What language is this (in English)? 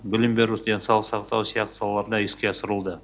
Kazakh